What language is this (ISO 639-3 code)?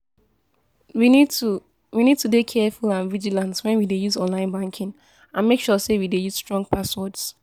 pcm